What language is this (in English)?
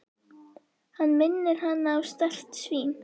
Icelandic